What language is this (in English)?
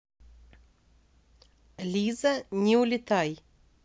Russian